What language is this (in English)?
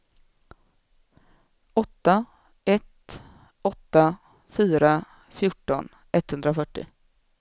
Swedish